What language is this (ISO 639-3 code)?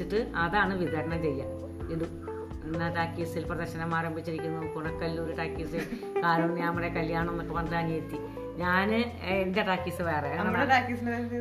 mal